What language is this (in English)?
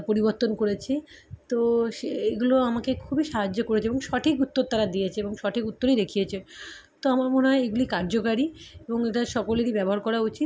Bangla